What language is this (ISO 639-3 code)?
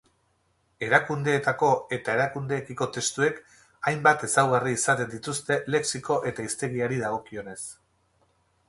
eus